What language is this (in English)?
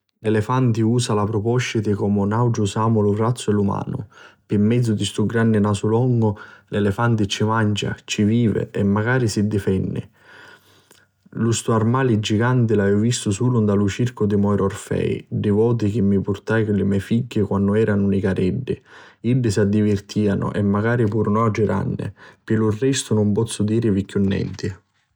Sicilian